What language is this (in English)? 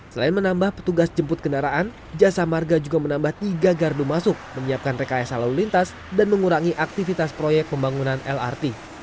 Indonesian